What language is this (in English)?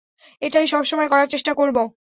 Bangla